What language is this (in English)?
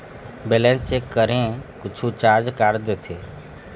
Chhattisgarhi